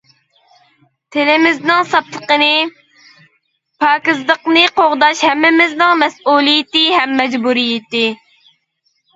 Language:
Uyghur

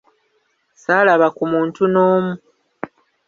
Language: Ganda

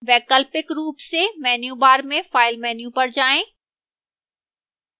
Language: Hindi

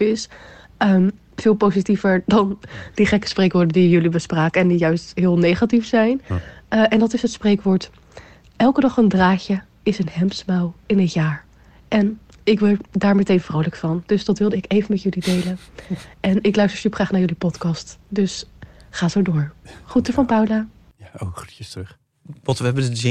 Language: Dutch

